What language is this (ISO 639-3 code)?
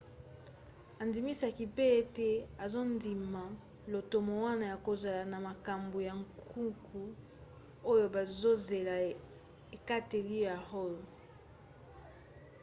lin